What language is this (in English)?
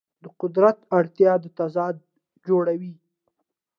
Pashto